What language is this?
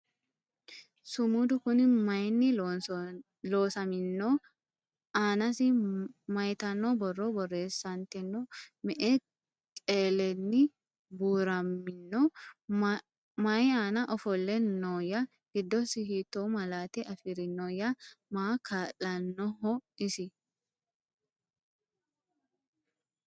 Sidamo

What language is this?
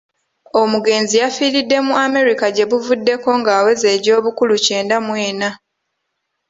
Ganda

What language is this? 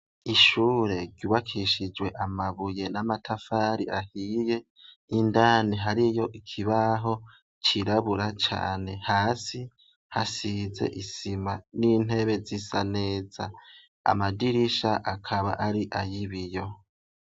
Rundi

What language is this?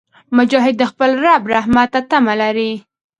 Pashto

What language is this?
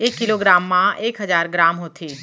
Chhattisgarhi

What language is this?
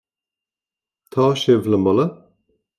Irish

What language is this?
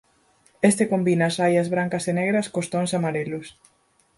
Galician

